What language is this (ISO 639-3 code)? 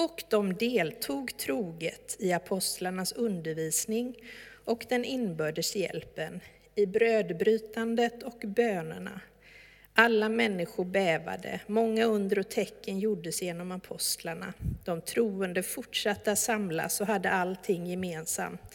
swe